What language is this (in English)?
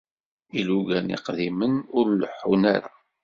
Kabyle